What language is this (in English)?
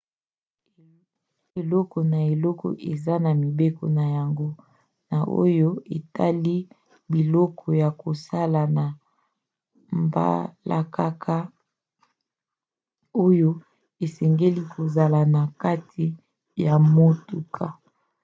Lingala